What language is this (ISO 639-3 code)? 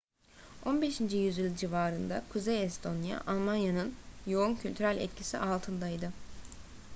tur